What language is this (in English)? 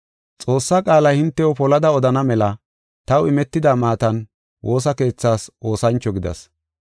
Gofa